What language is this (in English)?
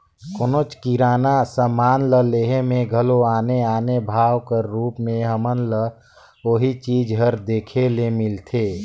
Chhattisgarhi